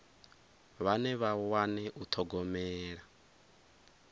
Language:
Venda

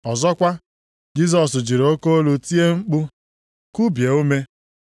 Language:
Igbo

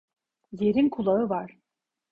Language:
Turkish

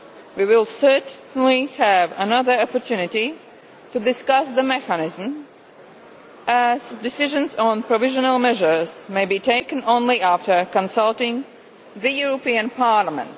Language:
English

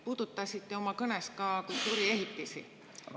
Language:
Estonian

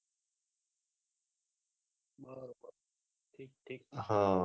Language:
Gujarati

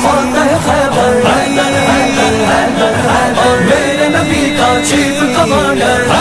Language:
Arabic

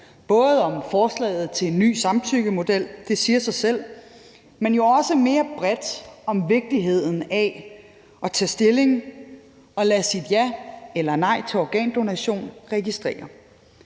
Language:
Danish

